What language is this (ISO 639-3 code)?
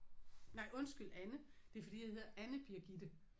dan